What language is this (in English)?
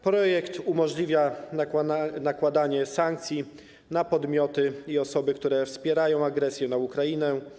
Polish